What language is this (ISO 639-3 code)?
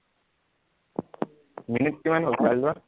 asm